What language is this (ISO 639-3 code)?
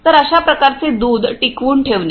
mar